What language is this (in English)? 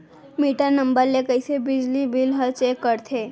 Chhattisgarhi